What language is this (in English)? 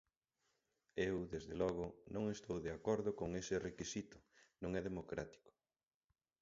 Galician